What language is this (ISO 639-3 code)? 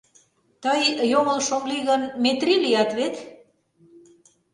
chm